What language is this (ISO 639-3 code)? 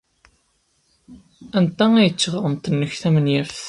kab